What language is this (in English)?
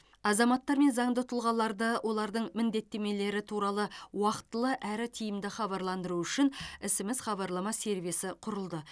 Kazakh